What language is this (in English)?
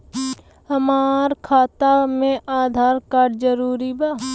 Bhojpuri